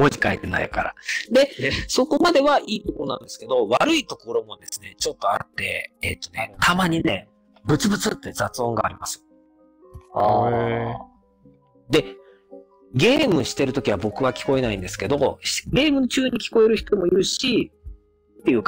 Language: Japanese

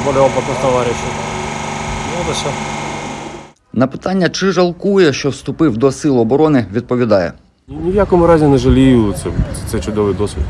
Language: Ukrainian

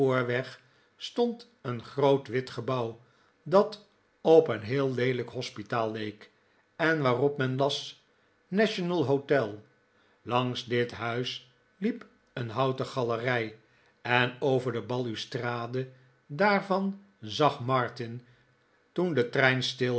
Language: Dutch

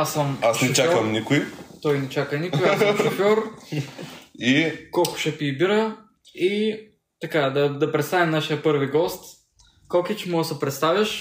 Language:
Bulgarian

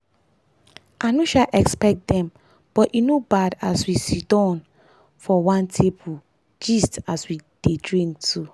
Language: Nigerian Pidgin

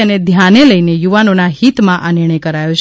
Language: Gujarati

